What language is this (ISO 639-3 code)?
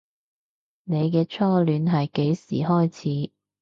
yue